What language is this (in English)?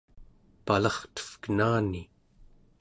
Central Yupik